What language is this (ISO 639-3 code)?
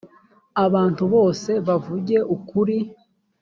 kin